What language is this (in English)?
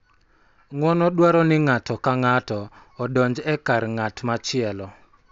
Luo (Kenya and Tanzania)